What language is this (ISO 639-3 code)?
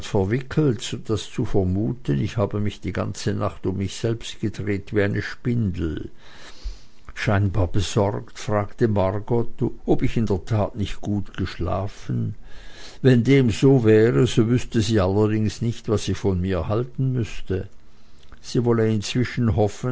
deu